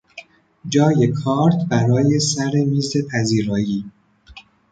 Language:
Persian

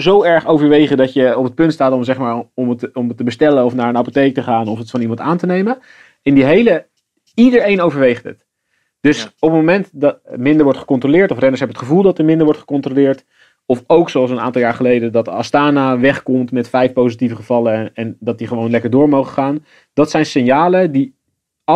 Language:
Dutch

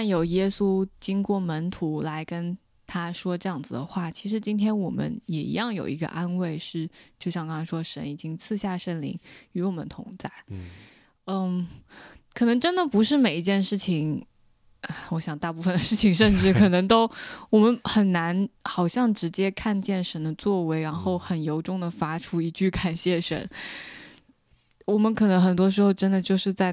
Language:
Chinese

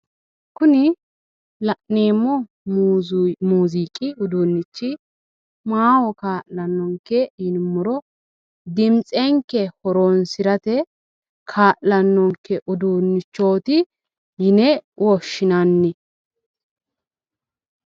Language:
Sidamo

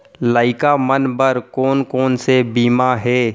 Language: Chhattisgarhi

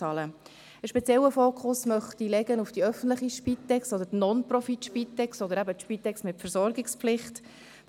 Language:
Swiss German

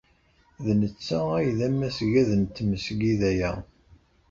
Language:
Kabyle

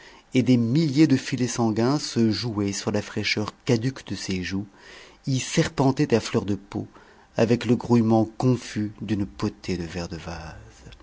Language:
French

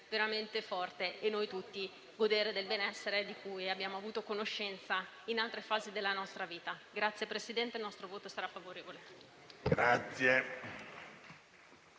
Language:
Italian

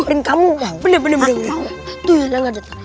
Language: Indonesian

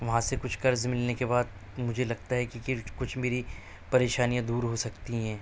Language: Urdu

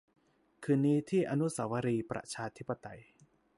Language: Thai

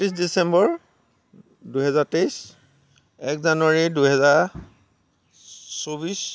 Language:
Assamese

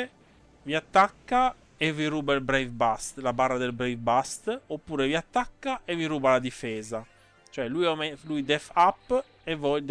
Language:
Italian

